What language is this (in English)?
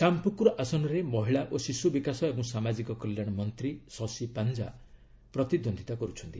Odia